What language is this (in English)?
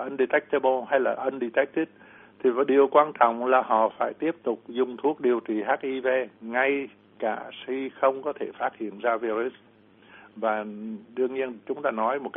Vietnamese